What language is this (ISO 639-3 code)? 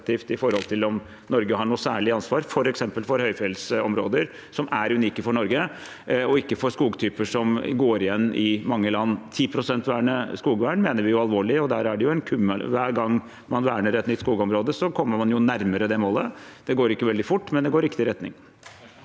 nor